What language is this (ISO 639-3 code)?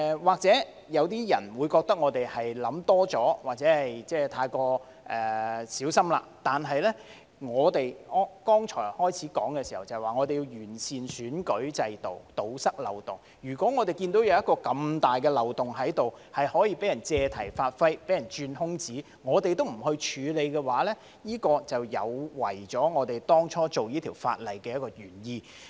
yue